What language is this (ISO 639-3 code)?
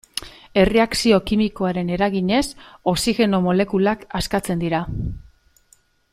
eus